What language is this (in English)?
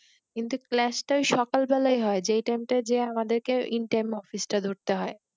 Bangla